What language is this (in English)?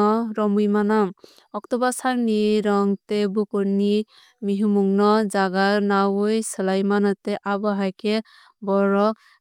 Kok Borok